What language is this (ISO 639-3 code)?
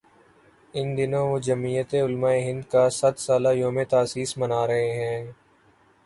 urd